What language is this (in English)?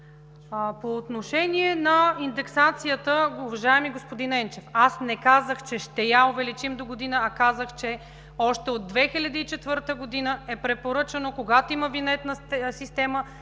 Bulgarian